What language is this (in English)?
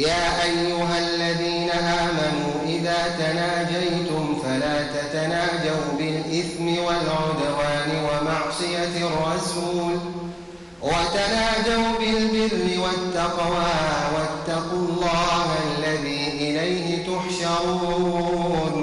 Arabic